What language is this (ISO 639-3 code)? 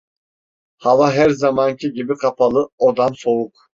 tur